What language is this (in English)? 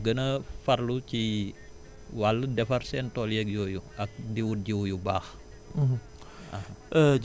Wolof